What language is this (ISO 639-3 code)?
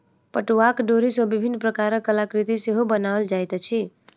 mai